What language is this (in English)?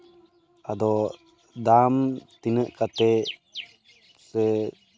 Santali